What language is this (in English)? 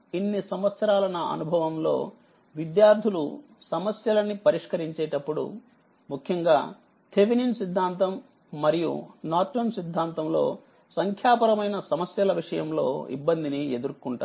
Telugu